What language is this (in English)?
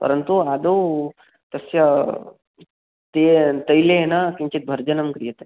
Sanskrit